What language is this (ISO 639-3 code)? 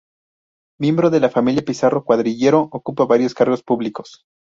spa